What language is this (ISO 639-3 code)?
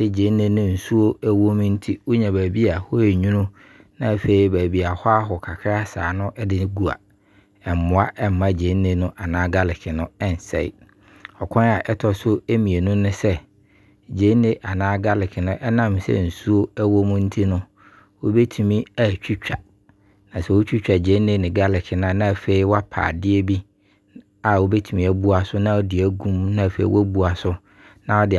abr